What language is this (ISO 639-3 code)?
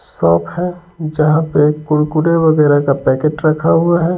hin